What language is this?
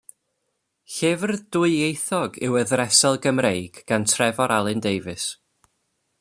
Welsh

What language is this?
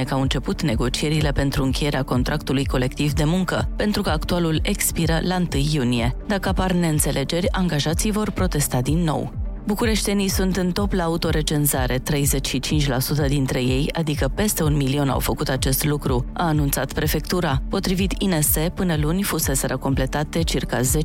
Romanian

